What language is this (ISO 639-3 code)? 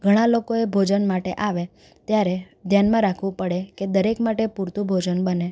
guj